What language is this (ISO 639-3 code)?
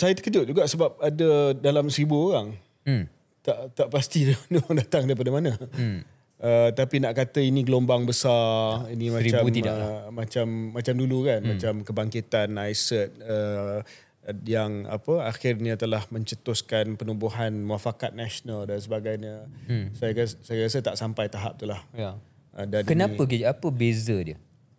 msa